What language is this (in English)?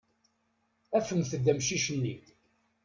Kabyle